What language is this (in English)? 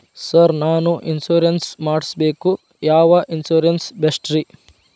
Kannada